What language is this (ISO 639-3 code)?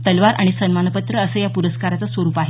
mar